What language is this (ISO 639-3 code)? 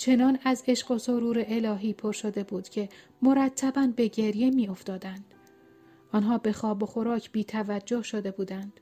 fas